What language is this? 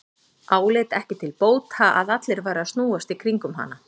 Icelandic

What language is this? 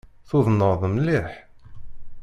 Kabyle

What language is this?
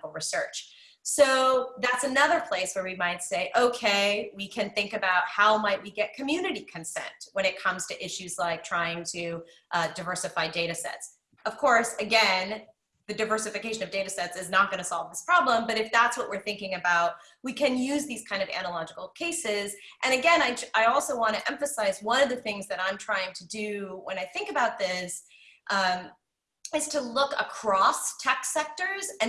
English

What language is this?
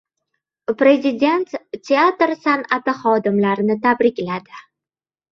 Uzbek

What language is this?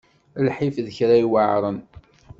Kabyle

